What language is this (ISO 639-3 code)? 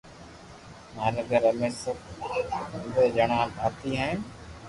lrk